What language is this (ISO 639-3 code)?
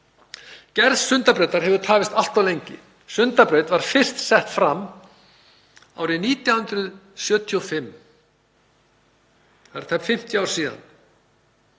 isl